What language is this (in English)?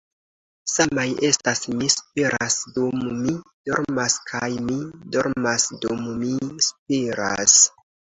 Esperanto